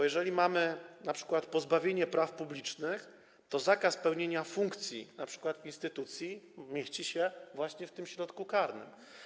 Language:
Polish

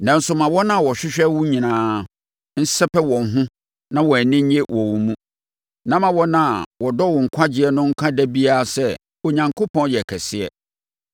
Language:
Akan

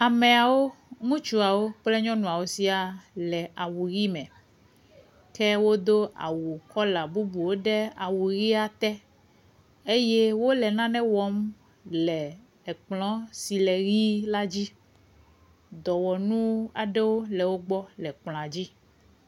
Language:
Ewe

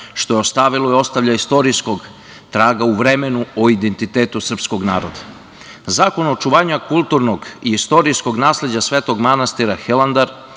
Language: Serbian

